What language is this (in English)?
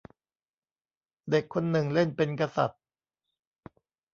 Thai